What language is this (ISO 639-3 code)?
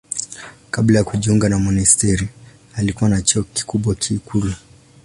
swa